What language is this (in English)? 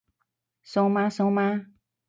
Cantonese